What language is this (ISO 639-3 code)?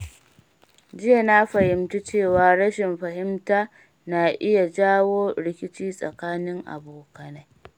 hau